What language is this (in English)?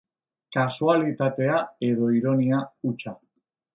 Basque